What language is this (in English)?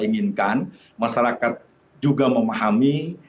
Indonesian